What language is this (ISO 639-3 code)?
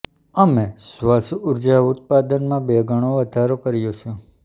guj